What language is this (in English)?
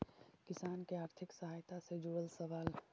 Magahi